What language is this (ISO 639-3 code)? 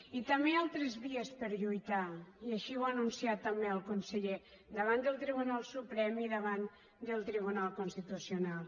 cat